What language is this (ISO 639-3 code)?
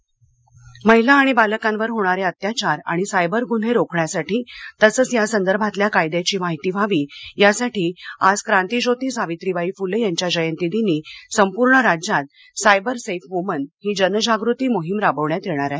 mar